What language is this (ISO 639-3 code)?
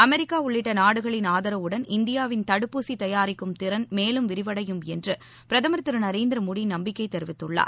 tam